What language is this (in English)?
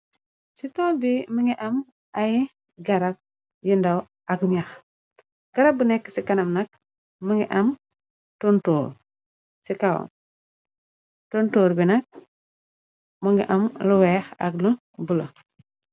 Wolof